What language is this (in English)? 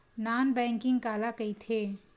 Chhattisgarhi